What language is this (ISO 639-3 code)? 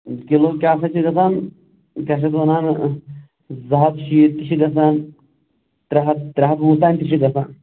kas